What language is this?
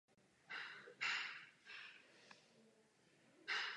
Czech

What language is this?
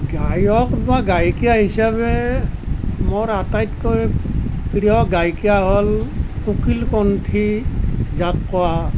Assamese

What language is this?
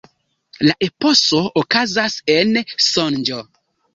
Esperanto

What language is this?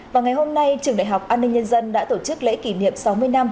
Vietnamese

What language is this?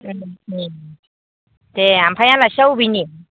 Bodo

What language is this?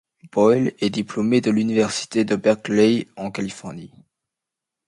French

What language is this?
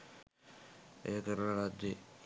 Sinhala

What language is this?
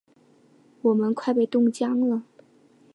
Chinese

